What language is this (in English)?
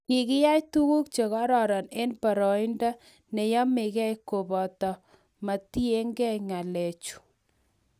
Kalenjin